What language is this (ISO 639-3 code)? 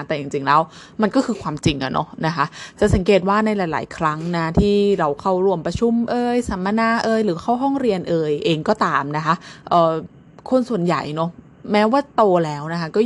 tha